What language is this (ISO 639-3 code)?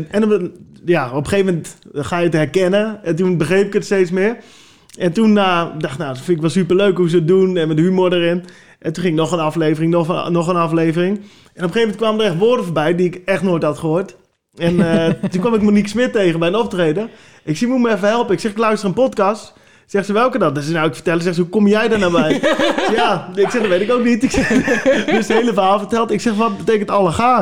nld